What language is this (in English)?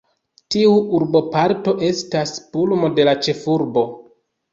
Esperanto